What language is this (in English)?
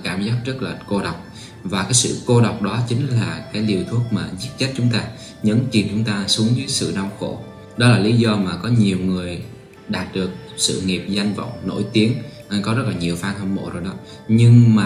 Vietnamese